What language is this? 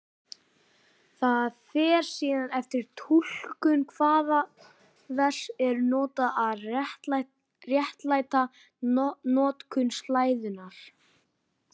Icelandic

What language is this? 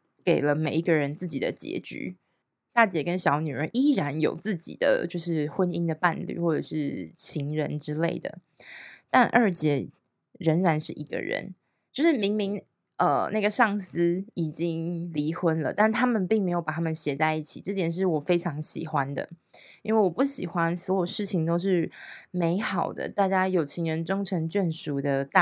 Chinese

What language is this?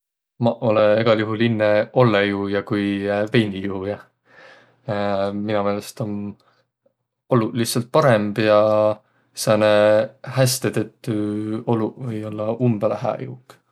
Võro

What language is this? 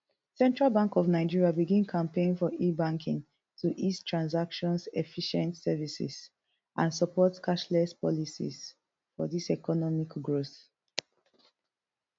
Nigerian Pidgin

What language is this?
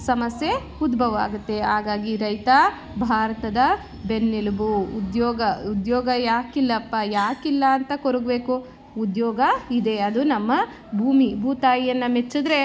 Kannada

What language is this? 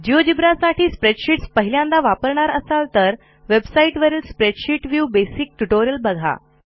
Marathi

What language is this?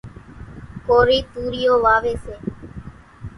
Kachi Koli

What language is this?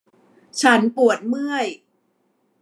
Thai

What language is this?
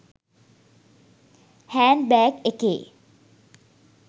Sinhala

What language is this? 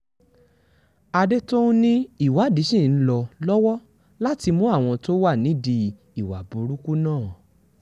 Yoruba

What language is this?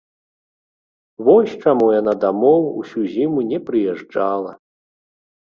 Belarusian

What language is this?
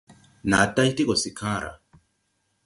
Tupuri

